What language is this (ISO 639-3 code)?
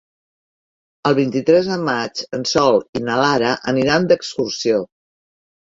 cat